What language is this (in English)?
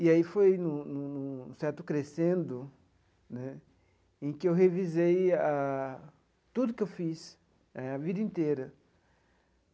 Portuguese